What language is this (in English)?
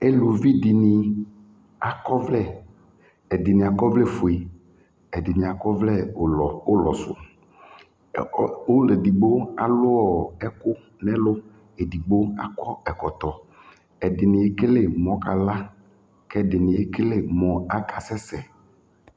Ikposo